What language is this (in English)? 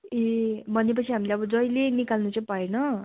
Nepali